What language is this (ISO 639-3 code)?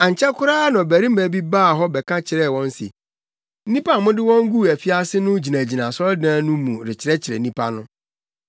aka